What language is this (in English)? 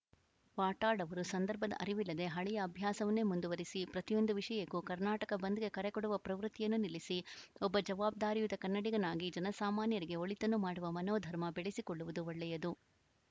Kannada